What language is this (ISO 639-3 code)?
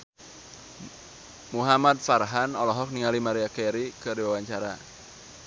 sun